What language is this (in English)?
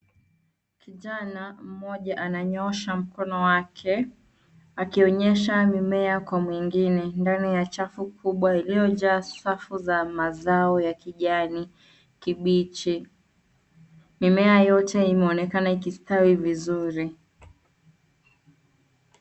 Swahili